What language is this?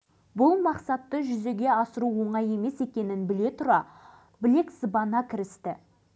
Kazakh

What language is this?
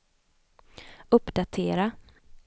Swedish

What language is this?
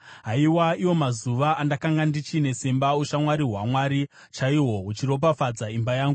Shona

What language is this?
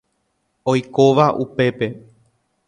Guarani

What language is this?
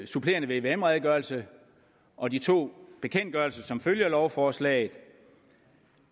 Danish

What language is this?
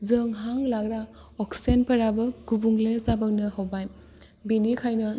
Bodo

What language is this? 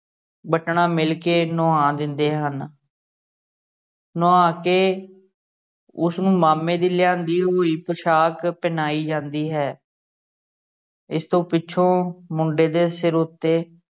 Punjabi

